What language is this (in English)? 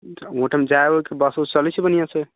Maithili